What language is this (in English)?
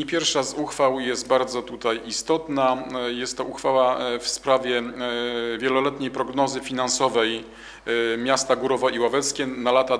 Polish